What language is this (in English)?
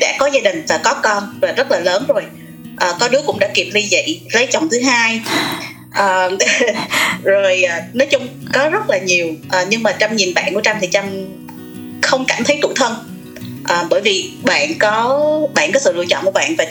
Vietnamese